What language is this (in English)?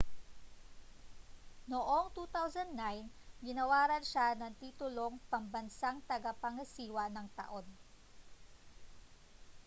Filipino